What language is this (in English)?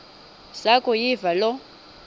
Xhosa